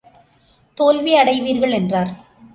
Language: Tamil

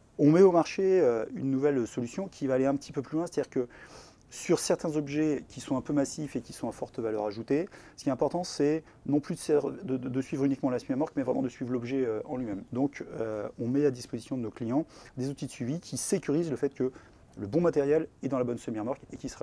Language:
French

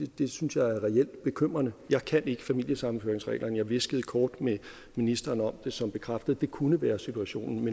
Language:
Danish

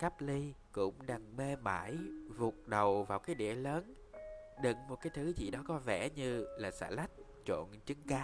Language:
Vietnamese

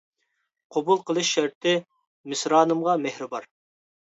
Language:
Uyghur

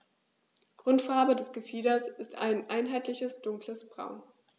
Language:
German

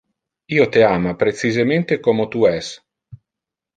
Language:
Interlingua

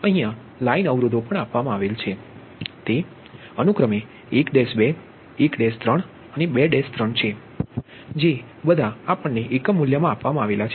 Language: Gujarati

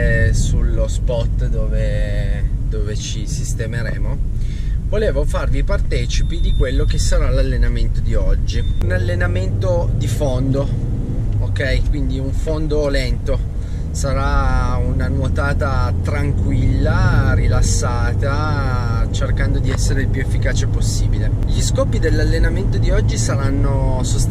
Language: Italian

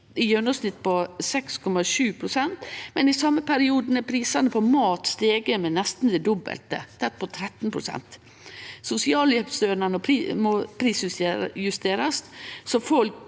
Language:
Norwegian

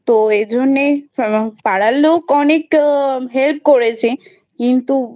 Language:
Bangla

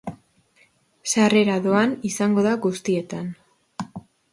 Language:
Basque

